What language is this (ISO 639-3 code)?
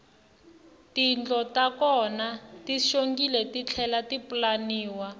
tso